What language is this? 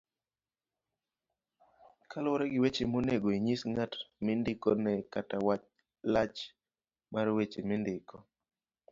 Luo (Kenya and Tanzania)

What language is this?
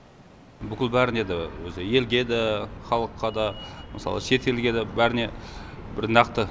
Kazakh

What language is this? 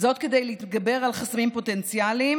Hebrew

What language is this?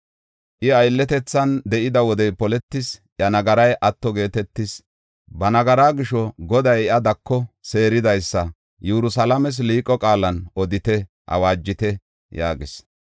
Gofa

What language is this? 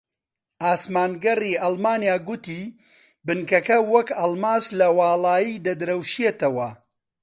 Central Kurdish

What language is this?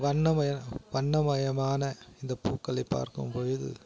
Tamil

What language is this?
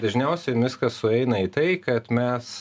Lithuanian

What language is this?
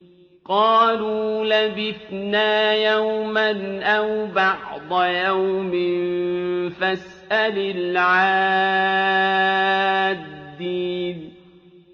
Arabic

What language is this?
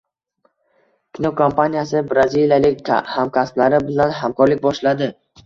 Uzbek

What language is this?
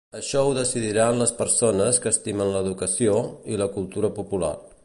Catalan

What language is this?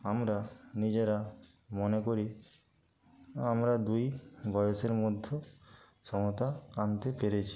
Bangla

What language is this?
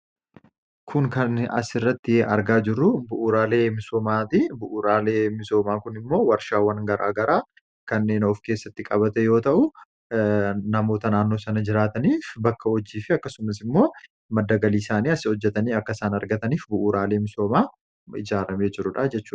Oromo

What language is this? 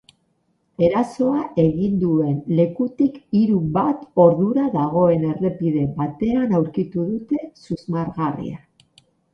Basque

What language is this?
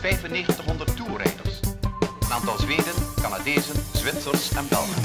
Dutch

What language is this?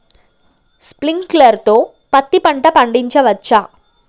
Telugu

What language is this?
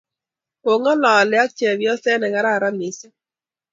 Kalenjin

